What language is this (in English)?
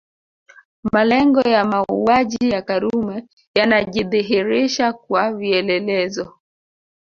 Swahili